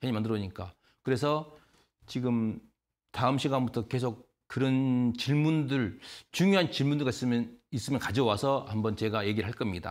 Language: Korean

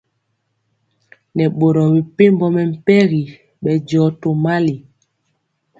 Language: Mpiemo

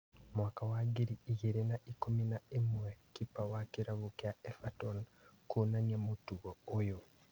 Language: Kikuyu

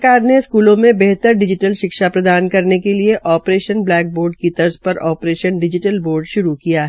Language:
Hindi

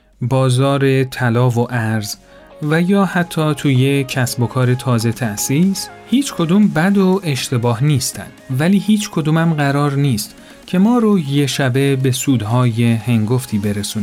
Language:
Persian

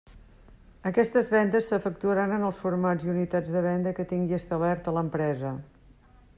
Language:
Catalan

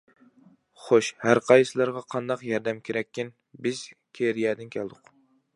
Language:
Uyghur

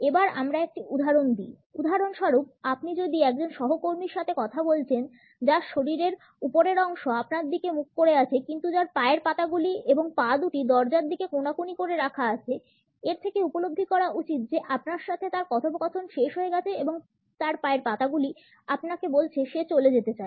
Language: Bangla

